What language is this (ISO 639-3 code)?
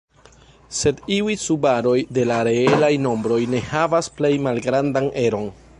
epo